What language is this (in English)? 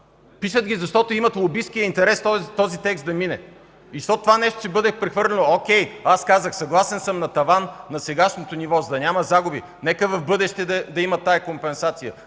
Bulgarian